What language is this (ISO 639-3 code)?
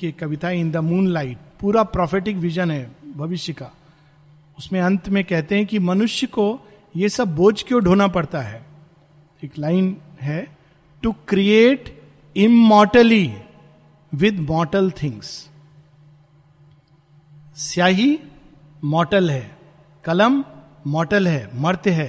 hin